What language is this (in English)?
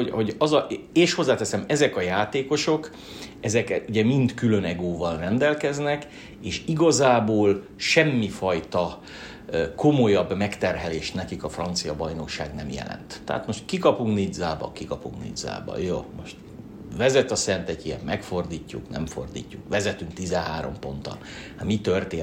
Hungarian